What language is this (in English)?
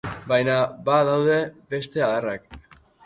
Basque